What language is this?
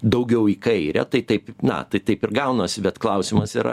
Lithuanian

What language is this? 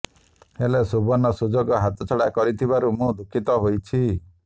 Odia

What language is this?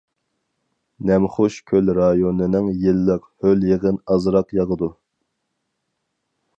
Uyghur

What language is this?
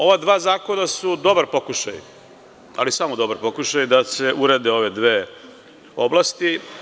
Serbian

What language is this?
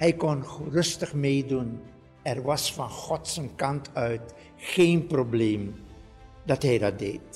Dutch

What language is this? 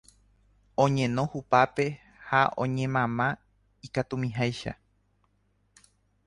Guarani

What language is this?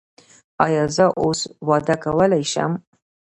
Pashto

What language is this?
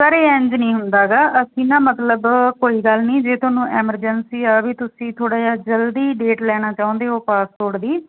Punjabi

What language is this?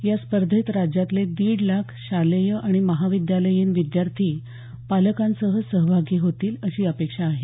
Marathi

